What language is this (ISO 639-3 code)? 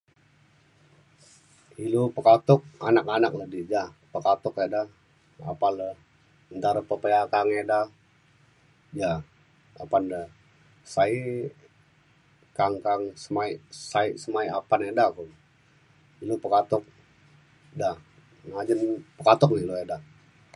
xkl